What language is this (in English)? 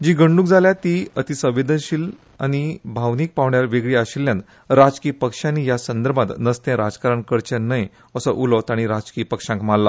Konkani